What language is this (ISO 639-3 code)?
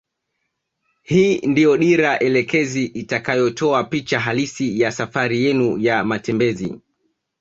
swa